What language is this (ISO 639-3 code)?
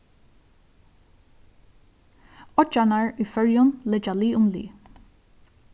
fao